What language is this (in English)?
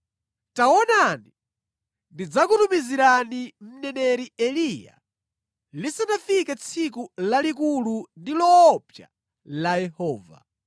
Nyanja